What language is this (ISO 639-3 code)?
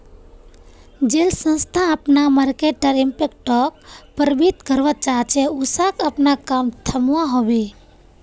mag